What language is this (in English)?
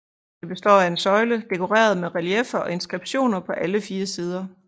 Danish